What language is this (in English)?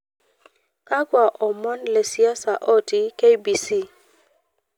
Masai